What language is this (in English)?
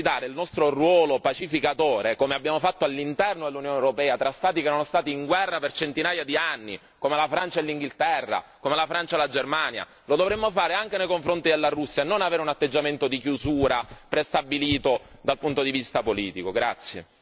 Italian